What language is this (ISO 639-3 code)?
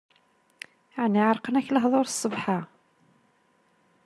kab